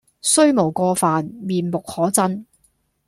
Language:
Cantonese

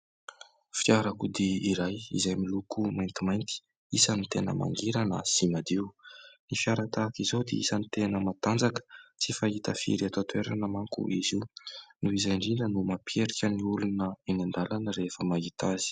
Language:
Malagasy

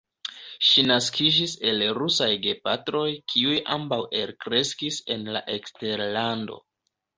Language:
Esperanto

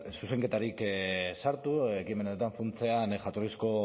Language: Basque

